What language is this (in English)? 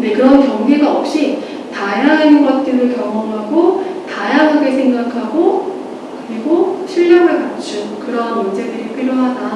Korean